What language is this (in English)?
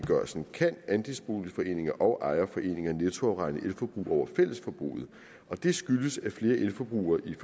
Danish